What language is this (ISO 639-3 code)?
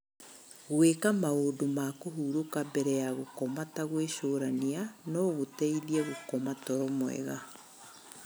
kik